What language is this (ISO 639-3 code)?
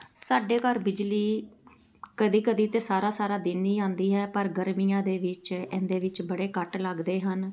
pan